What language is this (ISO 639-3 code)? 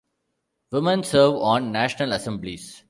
eng